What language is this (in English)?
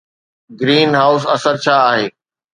Sindhi